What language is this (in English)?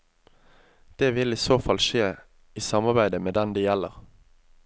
Norwegian